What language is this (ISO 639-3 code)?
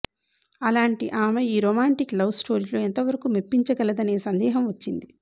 tel